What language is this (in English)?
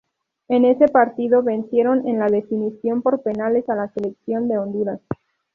Spanish